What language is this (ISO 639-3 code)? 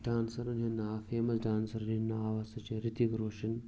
kas